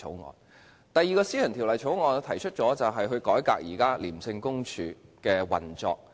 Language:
Cantonese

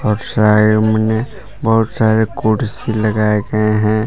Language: Hindi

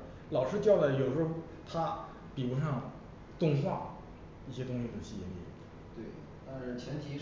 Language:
Chinese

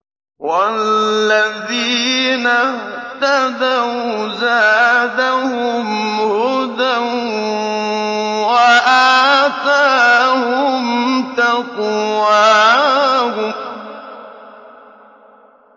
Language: Arabic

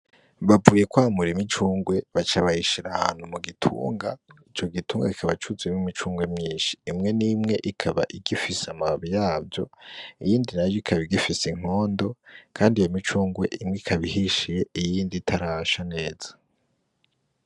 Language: Rundi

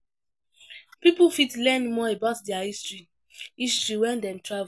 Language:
Nigerian Pidgin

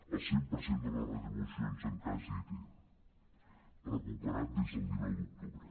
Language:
Catalan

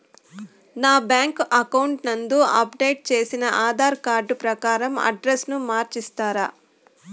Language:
Telugu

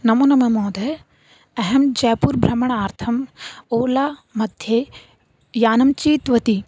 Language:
Sanskrit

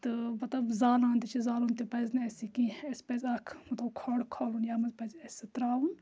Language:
Kashmiri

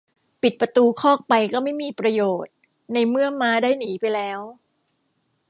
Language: Thai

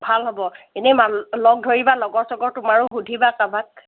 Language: Assamese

